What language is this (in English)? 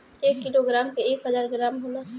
Bhojpuri